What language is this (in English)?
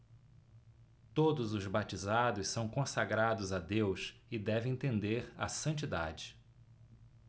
Portuguese